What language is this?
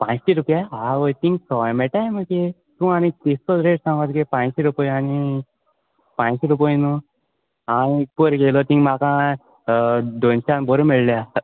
Konkani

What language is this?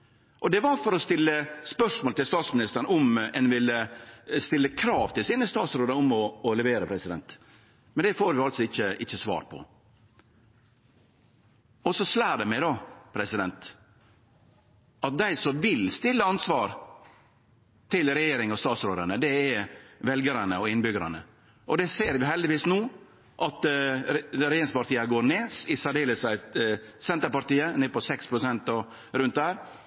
Norwegian Nynorsk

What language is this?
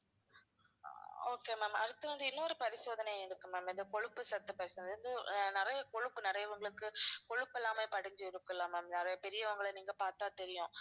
Tamil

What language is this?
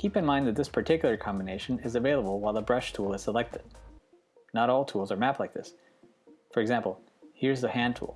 English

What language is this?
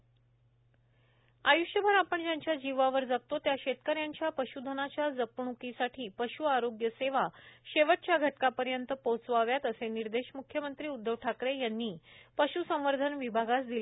Marathi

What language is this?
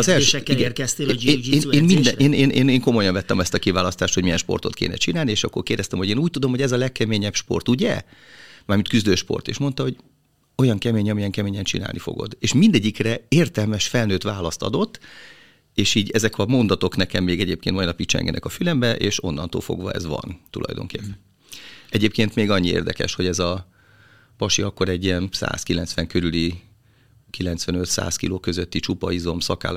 Hungarian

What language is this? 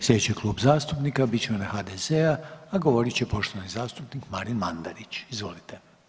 Croatian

